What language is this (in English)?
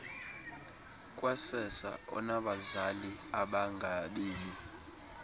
Xhosa